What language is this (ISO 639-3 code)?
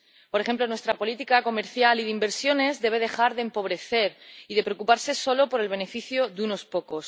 spa